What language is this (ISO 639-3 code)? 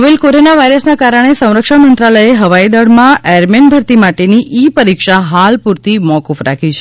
guj